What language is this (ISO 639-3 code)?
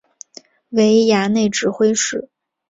zho